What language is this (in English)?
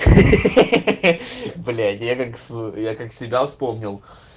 Russian